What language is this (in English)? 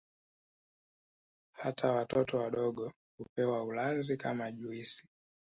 Swahili